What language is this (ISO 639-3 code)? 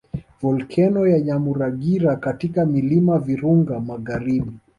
swa